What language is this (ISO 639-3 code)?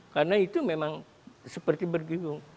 ind